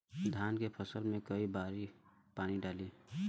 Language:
Bhojpuri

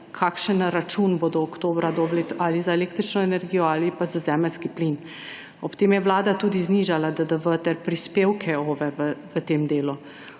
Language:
Slovenian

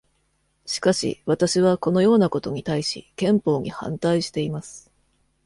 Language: Japanese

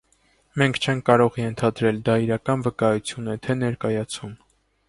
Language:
Armenian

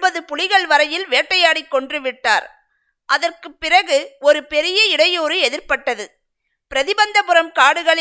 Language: Tamil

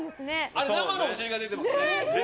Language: Japanese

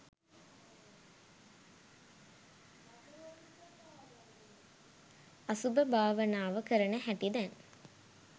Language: Sinhala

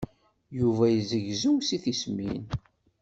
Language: Kabyle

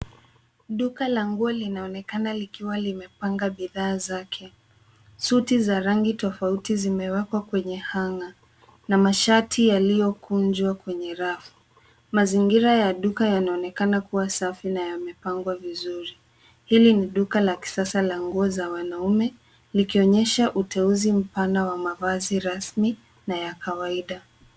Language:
Swahili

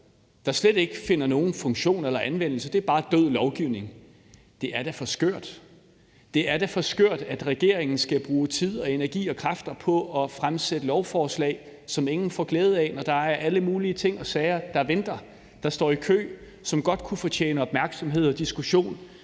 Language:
Danish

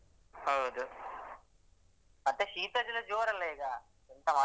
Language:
Kannada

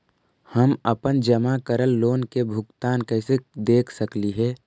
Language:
Magahi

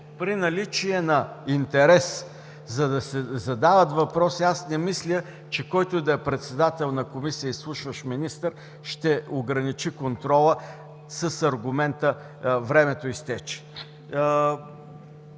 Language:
Bulgarian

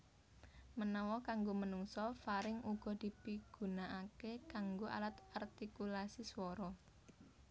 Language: Javanese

